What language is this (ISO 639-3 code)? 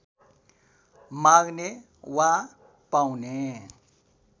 nep